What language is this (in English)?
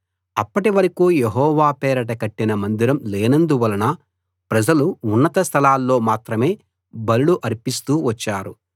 Telugu